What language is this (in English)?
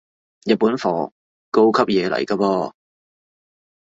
Cantonese